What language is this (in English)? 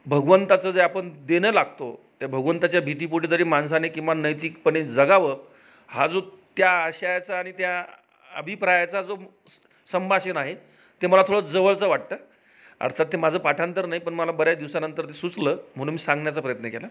Marathi